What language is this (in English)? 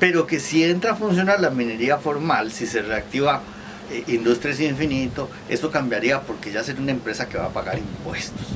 Spanish